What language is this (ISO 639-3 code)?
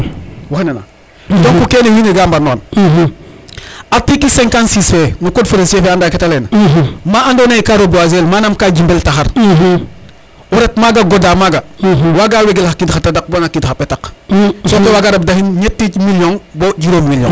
srr